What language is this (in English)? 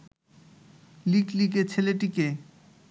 Bangla